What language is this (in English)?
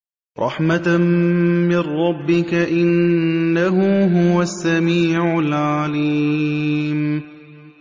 Arabic